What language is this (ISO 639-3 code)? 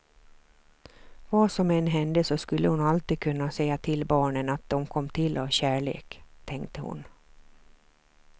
swe